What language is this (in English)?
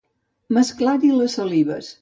Catalan